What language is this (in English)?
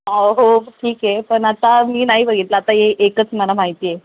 Marathi